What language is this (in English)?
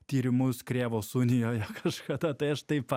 Lithuanian